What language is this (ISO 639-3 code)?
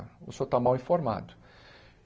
por